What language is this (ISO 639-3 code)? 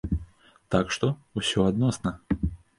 bel